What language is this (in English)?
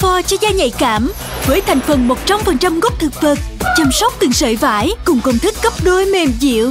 Vietnamese